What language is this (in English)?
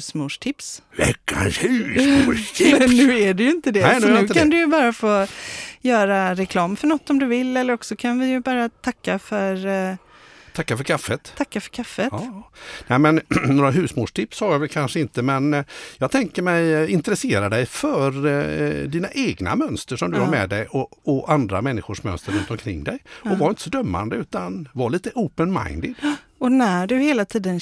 Swedish